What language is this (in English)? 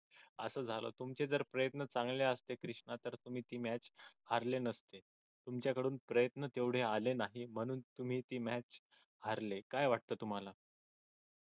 Marathi